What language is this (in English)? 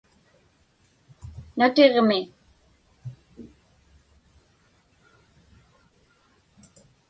Inupiaq